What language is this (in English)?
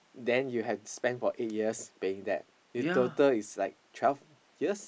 English